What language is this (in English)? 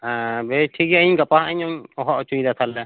Santali